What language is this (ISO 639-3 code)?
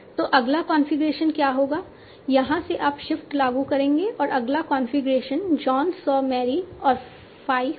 hin